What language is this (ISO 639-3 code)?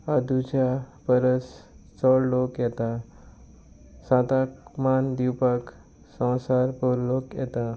kok